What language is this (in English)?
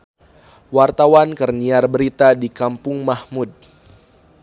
Sundanese